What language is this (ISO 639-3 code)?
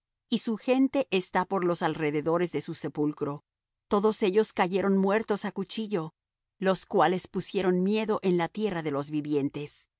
spa